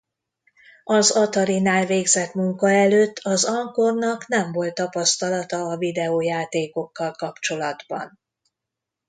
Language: Hungarian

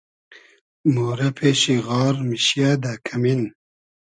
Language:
Hazaragi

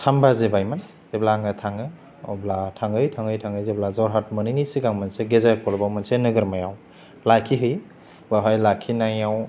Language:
Bodo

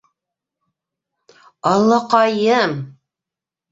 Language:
Bashkir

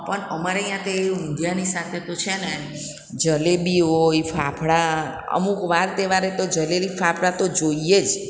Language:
Gujarati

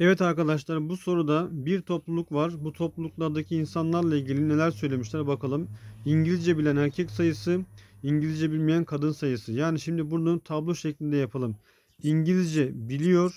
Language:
Turkish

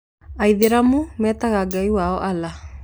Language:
Kikuyu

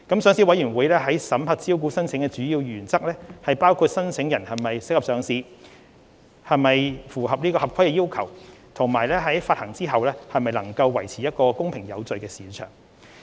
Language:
Cantonese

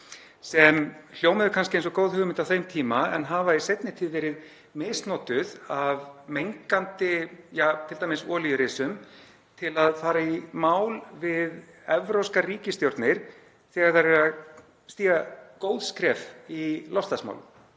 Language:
Icelandic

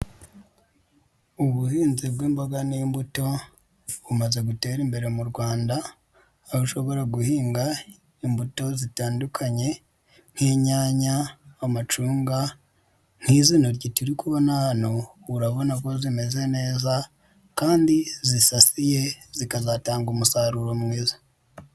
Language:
Kinyarwanda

